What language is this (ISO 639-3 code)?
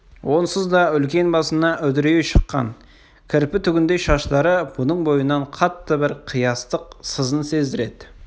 kaz